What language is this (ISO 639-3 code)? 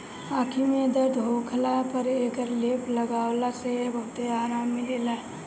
bho